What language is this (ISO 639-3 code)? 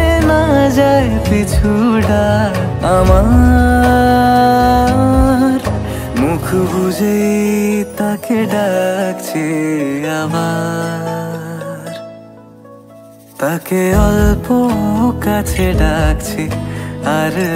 hin